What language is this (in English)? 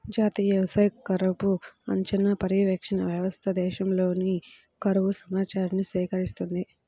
Telugu